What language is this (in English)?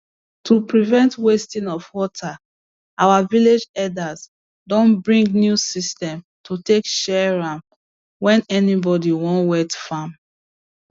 Nigerian Pidgin